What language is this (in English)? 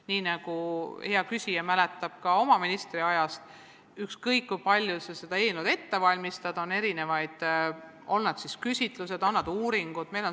Estonian